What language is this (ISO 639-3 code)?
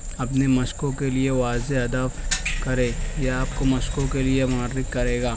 urd